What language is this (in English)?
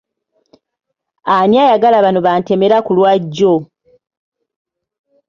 Ganda